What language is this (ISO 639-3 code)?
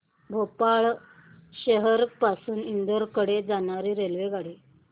mar